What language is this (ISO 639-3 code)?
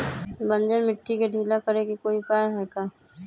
mag